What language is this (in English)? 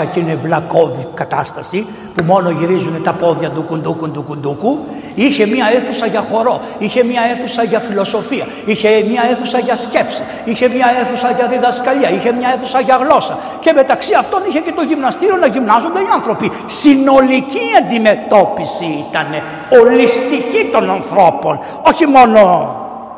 Greek